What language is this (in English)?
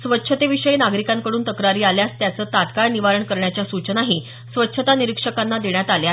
Marathi